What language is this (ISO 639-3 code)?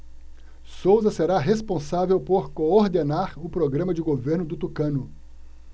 por